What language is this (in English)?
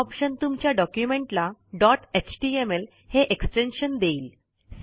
Marathi